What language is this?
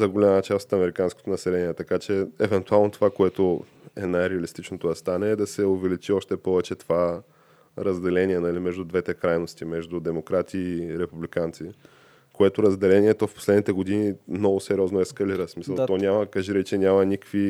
Bulgarian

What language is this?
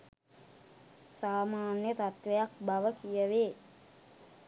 Sinhala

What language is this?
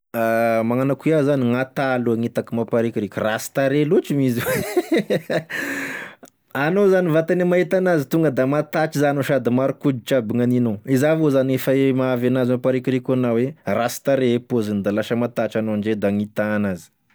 Tesaka Malagasy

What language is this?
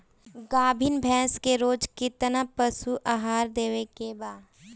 Bhojpuri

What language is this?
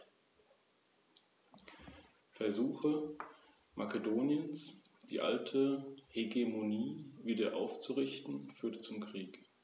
German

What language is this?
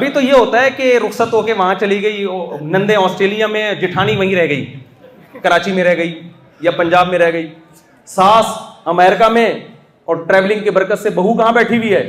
Urdu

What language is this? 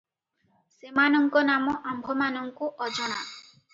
Odia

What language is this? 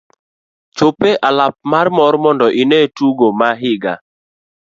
Luo (Kenya and Tanzania)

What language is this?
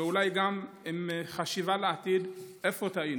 Hebrew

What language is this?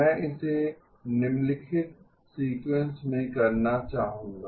Hindi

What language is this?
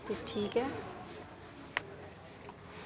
Dogri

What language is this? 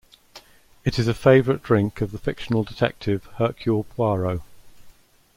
English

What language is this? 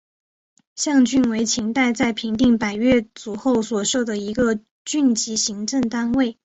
Chinese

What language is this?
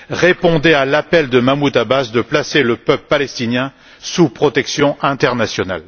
French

